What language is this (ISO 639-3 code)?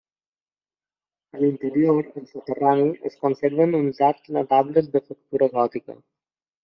cat